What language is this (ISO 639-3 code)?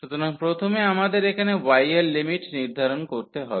ben